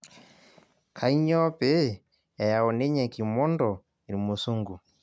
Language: Masai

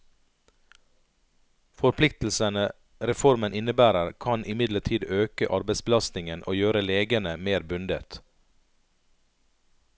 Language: Norwegian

